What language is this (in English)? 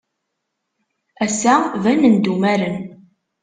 Kabyle